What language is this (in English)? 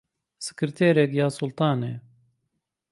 Central Kurdish